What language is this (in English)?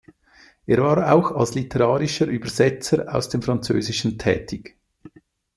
German